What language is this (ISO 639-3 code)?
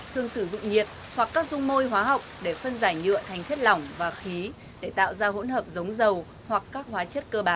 vie